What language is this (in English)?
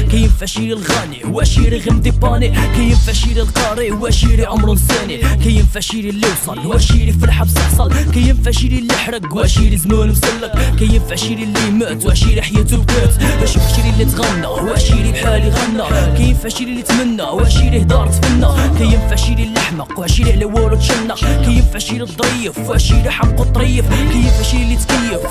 Arabic